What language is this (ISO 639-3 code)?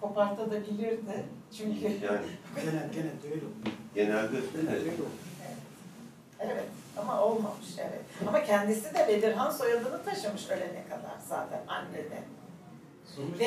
tur